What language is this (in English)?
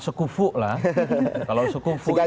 Indonesian